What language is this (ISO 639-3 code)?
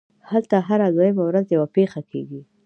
pus